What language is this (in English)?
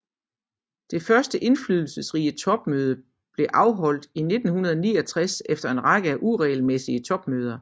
Danish